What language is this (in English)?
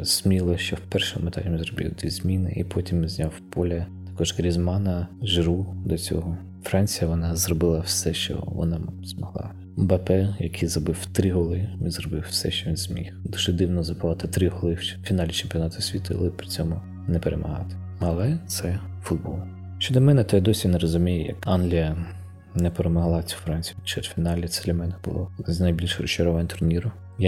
Ukrainian